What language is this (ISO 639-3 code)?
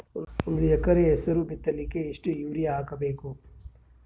kan